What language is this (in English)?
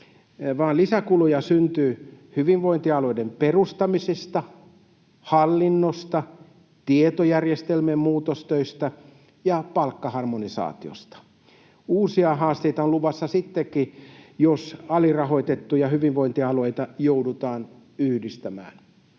Finnish